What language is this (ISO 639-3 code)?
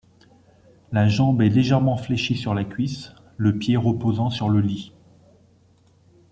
fra